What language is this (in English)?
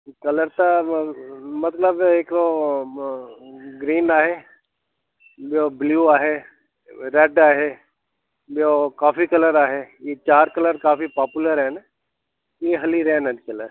Sindhi